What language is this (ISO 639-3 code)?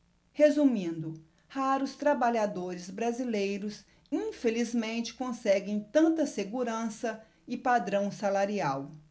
por